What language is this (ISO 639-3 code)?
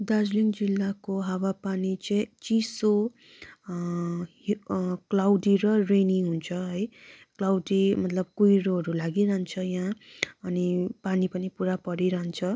nep